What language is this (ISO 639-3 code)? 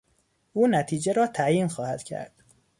fas